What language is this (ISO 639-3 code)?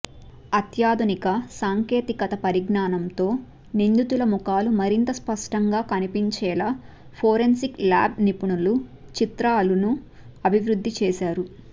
tel